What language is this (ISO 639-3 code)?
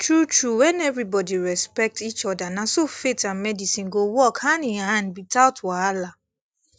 pcm